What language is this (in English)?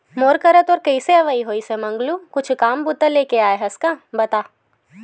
Chhattisgarhi